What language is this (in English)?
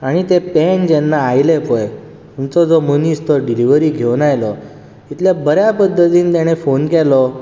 Konkani